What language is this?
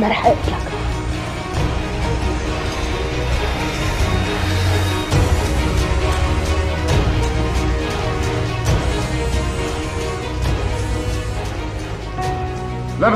Arabic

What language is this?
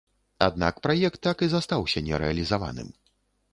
Belarusian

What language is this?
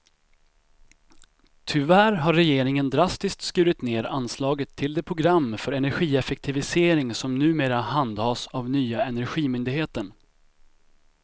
Swedish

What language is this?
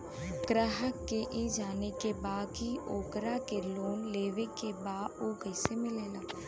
Bhojpuri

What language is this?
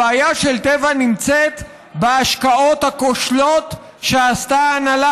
Hebrew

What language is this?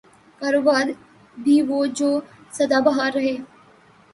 Urdu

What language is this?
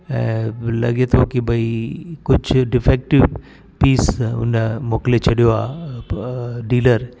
Sindhi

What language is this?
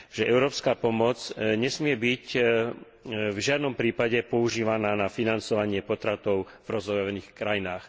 Slovak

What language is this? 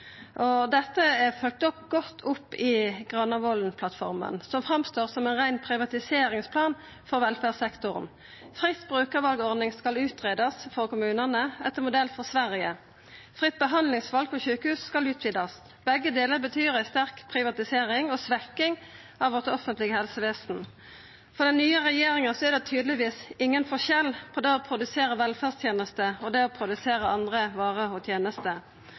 Norwegian Nynorsk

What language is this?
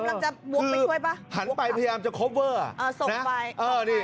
Thai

